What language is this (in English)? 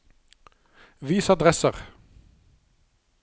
Norwegian